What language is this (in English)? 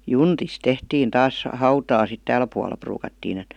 Finnish